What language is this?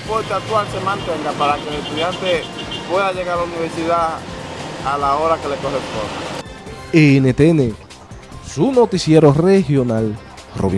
Spanish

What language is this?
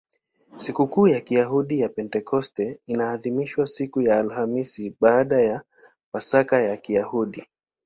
Swahili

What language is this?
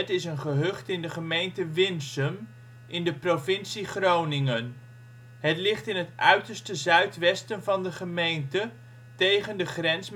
Dutch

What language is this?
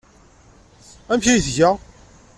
Kabyle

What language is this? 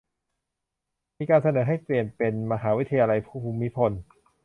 Thai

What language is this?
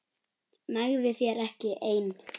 Icelandic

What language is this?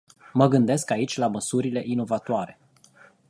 Romanian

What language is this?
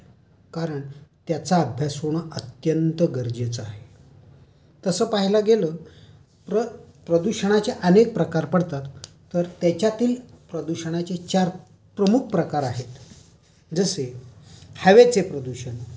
Marathi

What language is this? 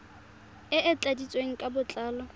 Tswana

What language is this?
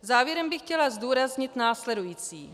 Czech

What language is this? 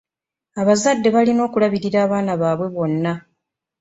Ganda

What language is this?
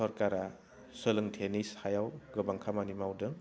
Bodo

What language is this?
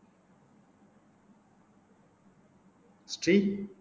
Tamil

